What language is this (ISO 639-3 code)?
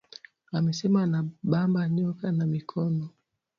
swa